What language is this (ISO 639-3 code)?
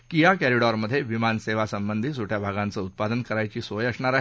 mar